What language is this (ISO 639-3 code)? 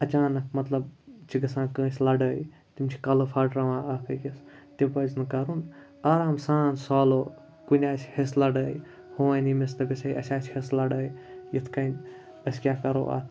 kas